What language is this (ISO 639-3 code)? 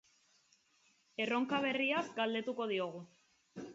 eus